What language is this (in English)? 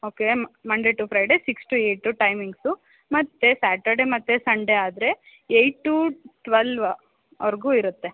Kannada